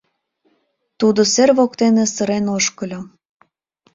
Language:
Mari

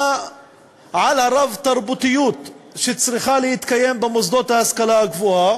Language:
Hebrew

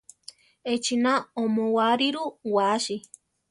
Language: Central Tarahumara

